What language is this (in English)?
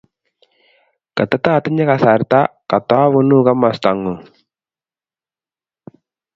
Kalenjin